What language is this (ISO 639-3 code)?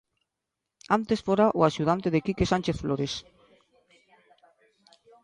glg